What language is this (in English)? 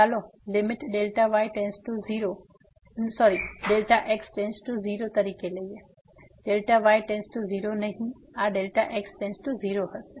Gujarati